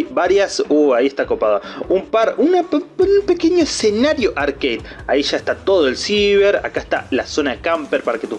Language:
Spanish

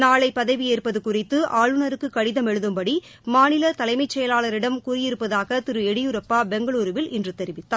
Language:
Tamil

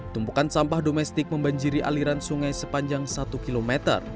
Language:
Indonesian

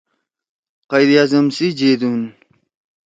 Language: Torwali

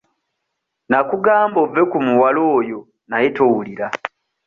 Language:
Ganda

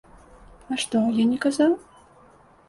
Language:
Belarusian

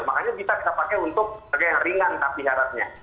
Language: Indonesian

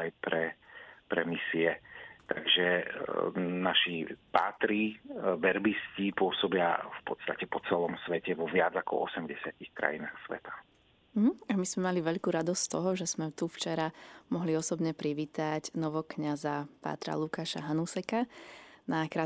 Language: Slovak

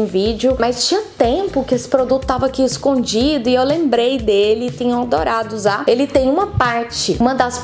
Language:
Portuguese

